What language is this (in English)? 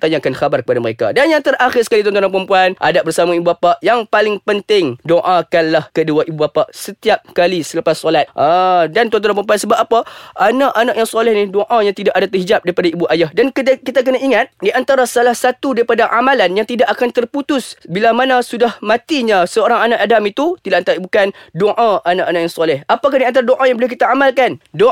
Malay